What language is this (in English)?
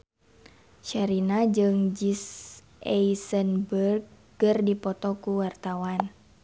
Sundanese